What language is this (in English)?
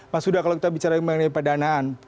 Indonesian